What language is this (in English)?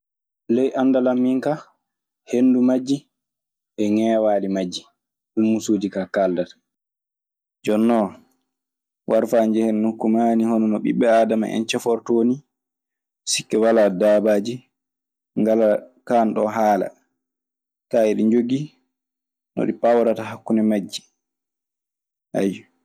Maasina Fulfulde